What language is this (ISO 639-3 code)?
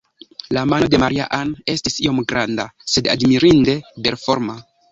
epo